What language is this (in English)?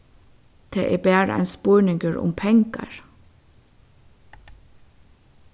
Faroese